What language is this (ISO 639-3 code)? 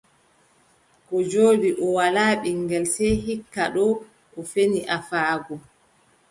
fub